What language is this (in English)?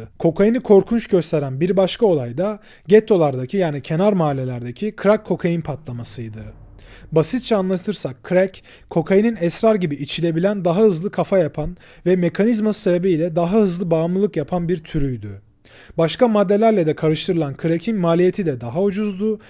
Turkish